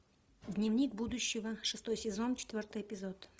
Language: Russian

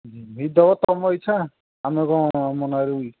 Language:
Odia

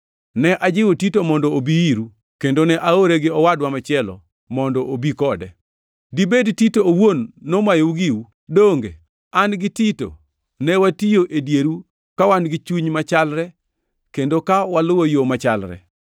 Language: Luo (Kenya and Tanzania)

